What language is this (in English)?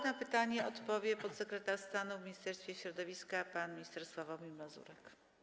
Polish